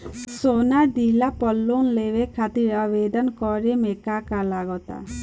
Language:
Bhojpuri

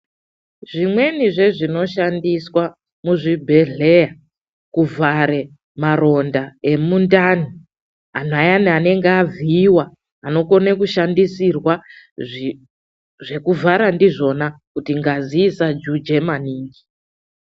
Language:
Ndau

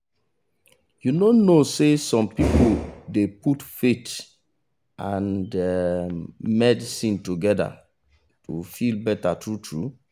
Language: Nigerian Pidgin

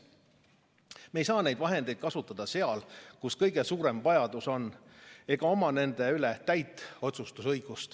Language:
Estonian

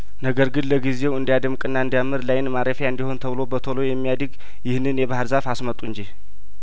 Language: Amharic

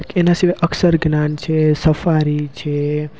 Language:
Gujarati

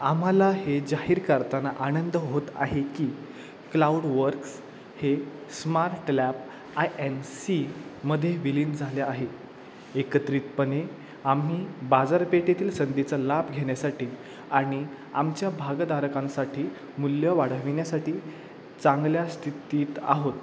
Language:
Marathi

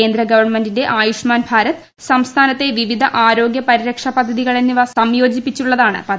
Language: Malayalam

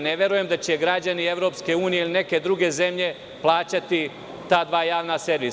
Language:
Serbian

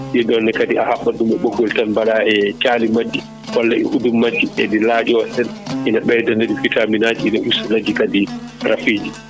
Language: Fula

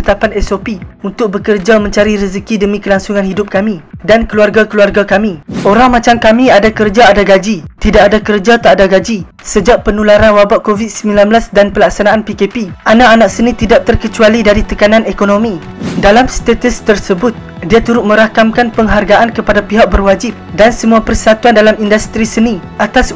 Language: Malay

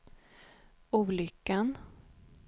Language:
Swedish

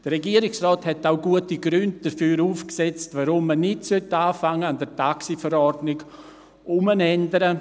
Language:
Swiss German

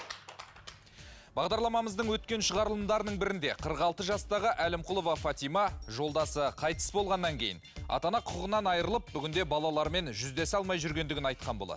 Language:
Kazakh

